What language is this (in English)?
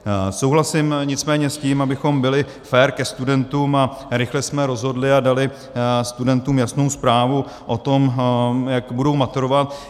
Czech